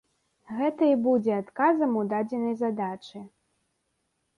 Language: Belarusian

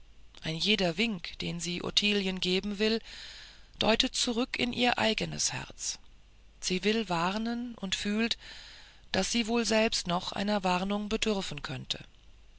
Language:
German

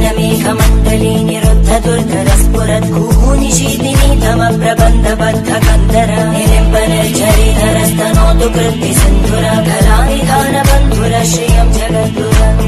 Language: Indonesian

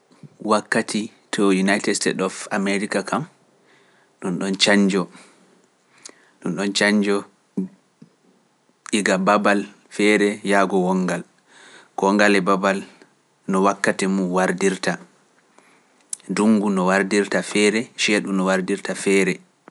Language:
Pular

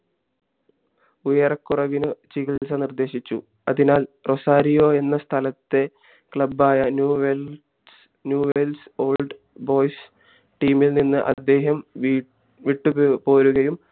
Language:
Malayalam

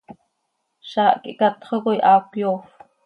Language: Seri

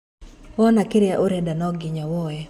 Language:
Kikuyu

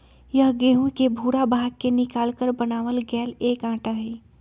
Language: Magahi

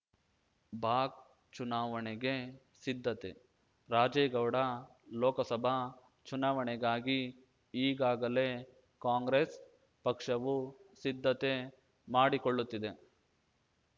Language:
Kannada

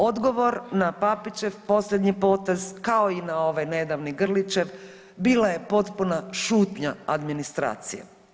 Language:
Croatian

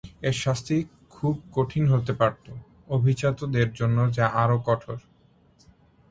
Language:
Bangla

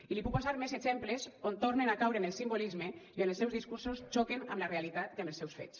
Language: Catalan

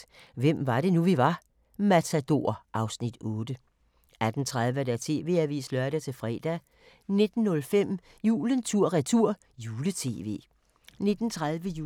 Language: Danish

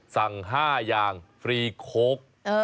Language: Thai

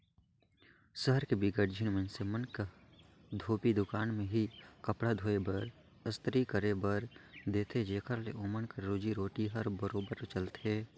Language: Chhattisgarhi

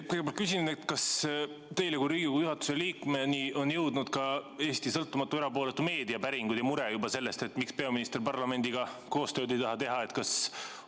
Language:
Estonian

